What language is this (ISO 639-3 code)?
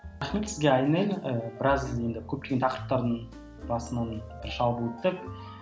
kaz